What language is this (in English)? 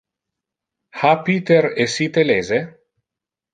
Interlingua